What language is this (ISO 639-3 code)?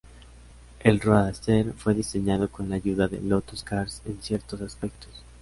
spa